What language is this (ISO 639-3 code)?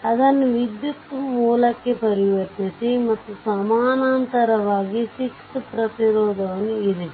kan